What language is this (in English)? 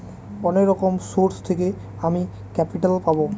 Bangla